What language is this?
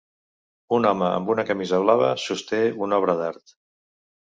Catalan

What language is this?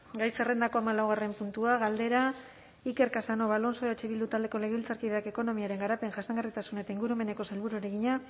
Basque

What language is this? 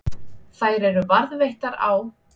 Icelandic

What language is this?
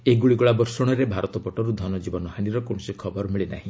Odia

